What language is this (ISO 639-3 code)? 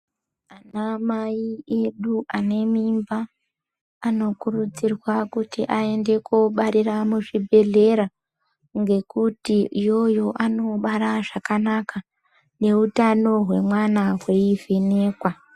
ndc